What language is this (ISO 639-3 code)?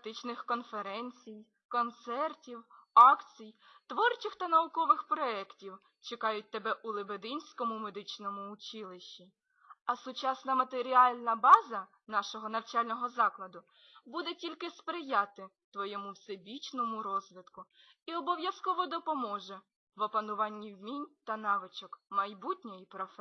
ukr